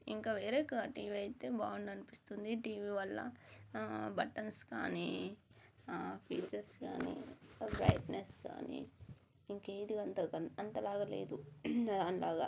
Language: Telugu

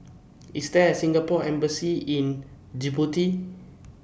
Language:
English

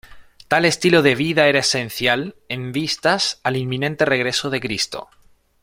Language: Spanish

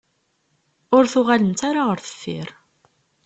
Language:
Kabyle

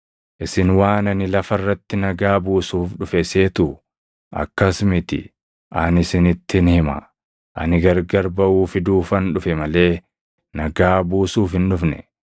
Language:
Oromo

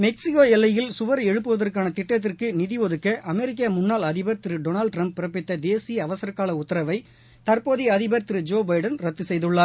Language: Tamil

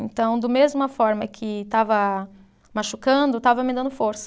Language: Portuguese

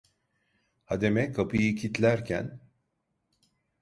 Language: Turkish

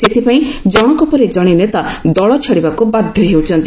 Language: Odia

